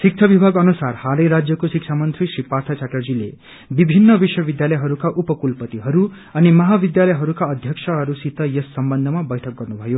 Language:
Nepali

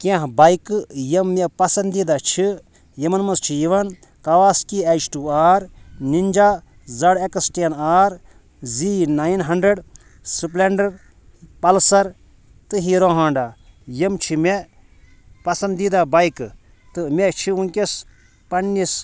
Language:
Kashmiri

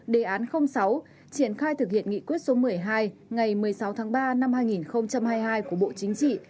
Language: Vietnamese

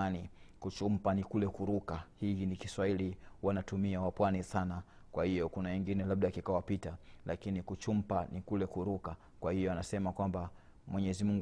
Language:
Swahili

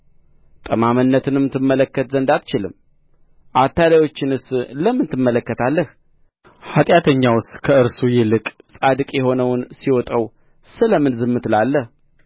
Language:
Amharic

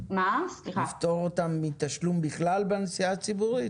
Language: Hebrew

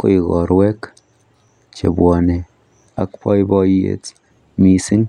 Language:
Kalenjin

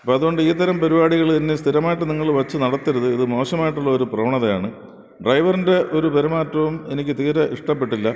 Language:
Malayalam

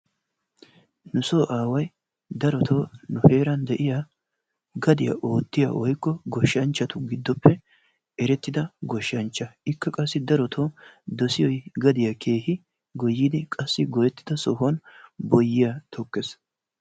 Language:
Wolaytta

